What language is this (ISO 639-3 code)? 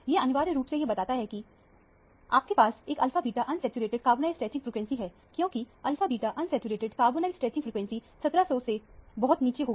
hin